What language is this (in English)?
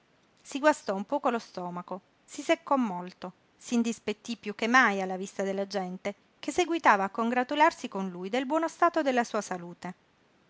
Italian